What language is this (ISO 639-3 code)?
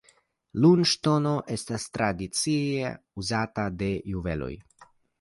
epo